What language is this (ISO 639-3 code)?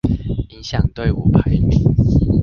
zho